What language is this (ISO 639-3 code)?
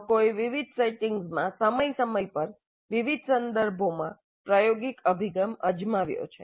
guj